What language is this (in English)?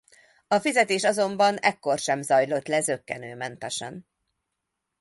Hungarian